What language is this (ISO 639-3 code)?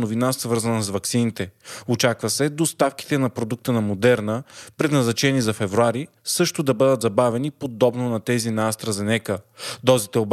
bul